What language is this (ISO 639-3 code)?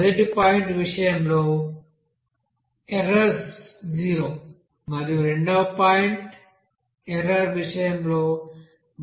tel